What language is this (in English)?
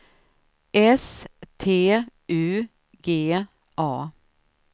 Swedish